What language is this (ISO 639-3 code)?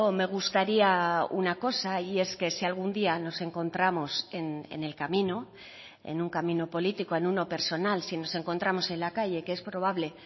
spa